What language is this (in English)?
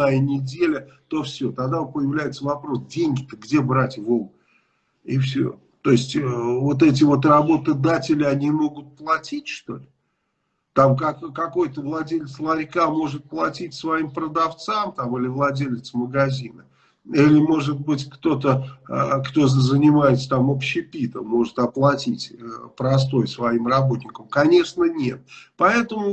Russian